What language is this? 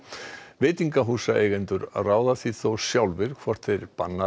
Icelandic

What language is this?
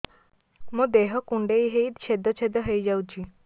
Odia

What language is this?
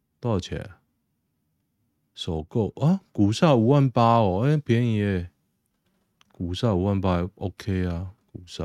Chinese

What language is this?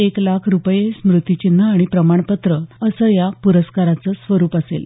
Marathi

